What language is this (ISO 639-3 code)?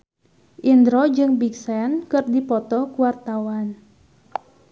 sun